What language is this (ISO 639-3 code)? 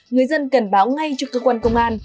vie